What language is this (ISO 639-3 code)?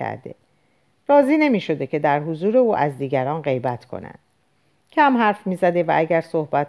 fas